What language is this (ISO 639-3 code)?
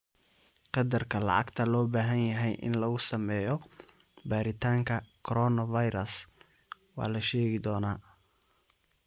som